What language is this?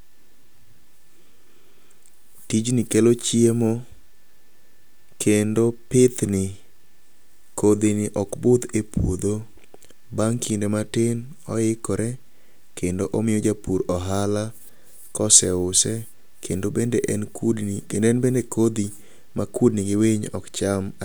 Luo (Kenya and Tanzania)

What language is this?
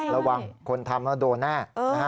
Thai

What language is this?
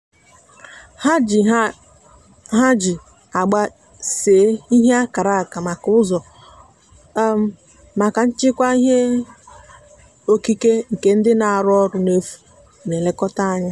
Igbo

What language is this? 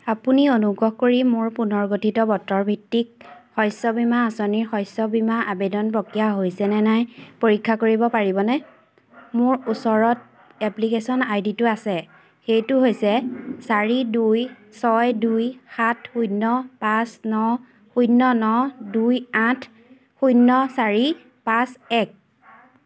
Assamese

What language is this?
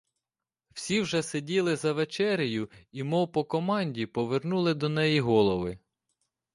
Ukrainian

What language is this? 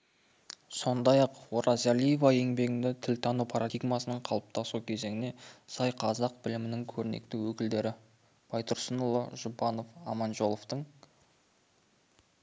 Kazakh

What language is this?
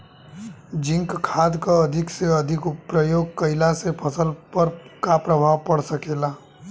Bhojpuri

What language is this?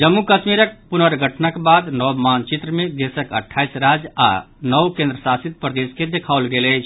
Maithili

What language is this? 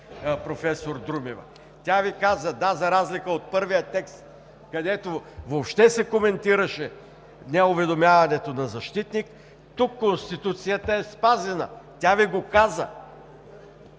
Bulgarian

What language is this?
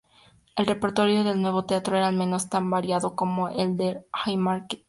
Spanish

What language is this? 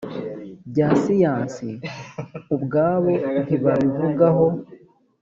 Kinyarwanda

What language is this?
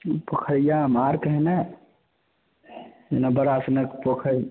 Maithili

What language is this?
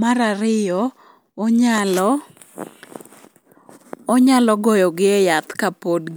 Luo (Kenya and Tanzania)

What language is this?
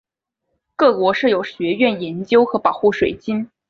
Chinese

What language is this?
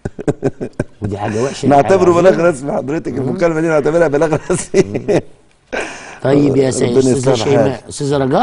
Arabic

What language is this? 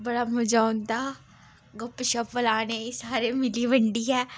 Dogri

